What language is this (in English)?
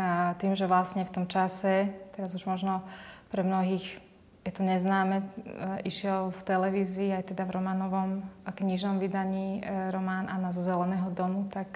Slovak